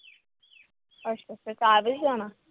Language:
Punjabi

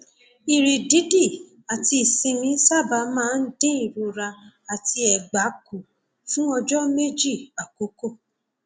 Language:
Yoruba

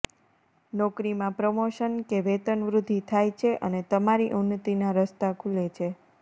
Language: Gujarati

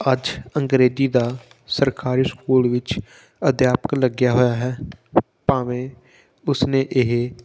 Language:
Punjabi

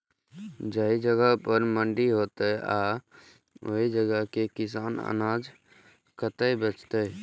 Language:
Maithili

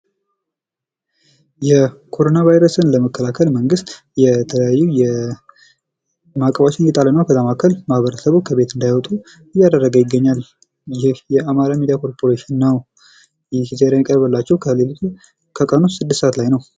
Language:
Amharic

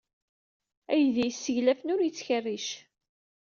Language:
Kabyle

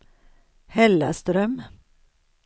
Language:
Swedish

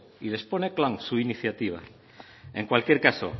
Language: Spanish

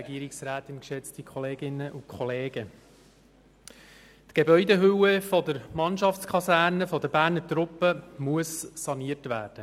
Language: Swiss German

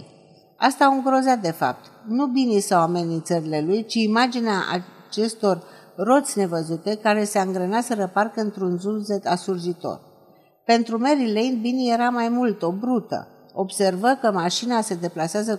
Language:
Romanian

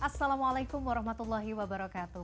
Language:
Indonesian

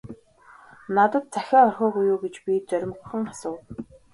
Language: Mongolian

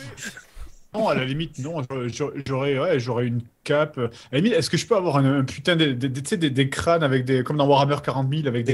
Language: French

